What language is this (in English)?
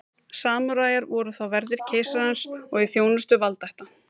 Icelandic